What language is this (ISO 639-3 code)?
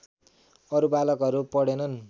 nep